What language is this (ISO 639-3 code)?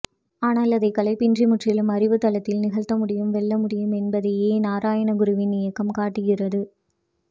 tam